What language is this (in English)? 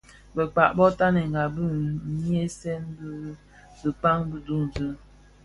Bafia